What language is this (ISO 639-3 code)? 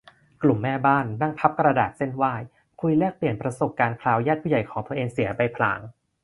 tha